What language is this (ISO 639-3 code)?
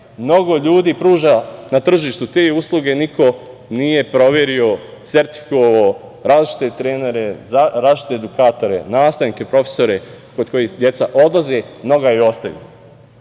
srp